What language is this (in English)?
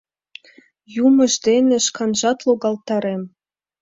Mari